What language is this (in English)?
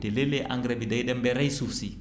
Wolof